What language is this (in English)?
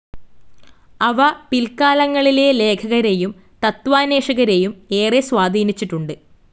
Malayalam